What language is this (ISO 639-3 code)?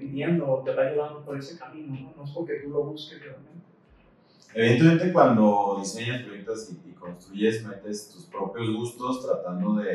spa